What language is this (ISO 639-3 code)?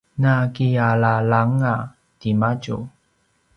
pwn